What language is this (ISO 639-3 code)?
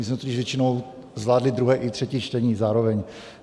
ces